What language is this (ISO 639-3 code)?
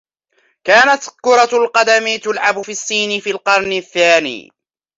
ara